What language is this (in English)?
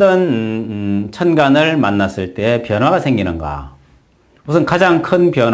Korean